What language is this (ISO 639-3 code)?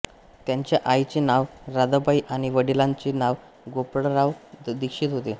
mar